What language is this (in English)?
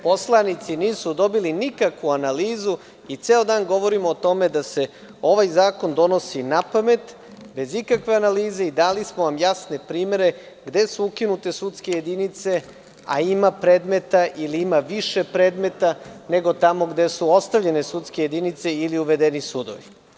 Serbian